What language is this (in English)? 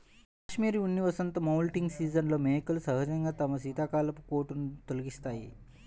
Telugu